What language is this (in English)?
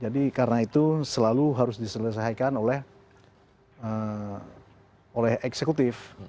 Indonesian